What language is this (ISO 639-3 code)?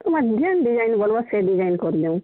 ori